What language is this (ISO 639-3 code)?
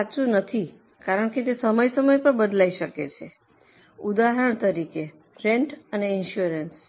guj